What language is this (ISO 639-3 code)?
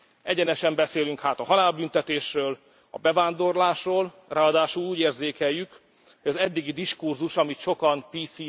hun